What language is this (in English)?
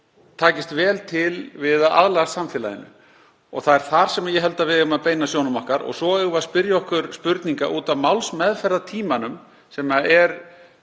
Icelandic